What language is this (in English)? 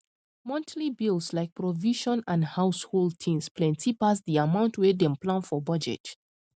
Nigerian Pidgin